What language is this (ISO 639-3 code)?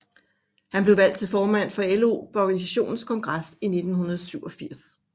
dan